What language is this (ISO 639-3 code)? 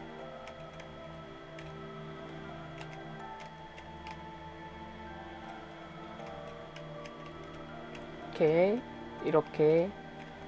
kor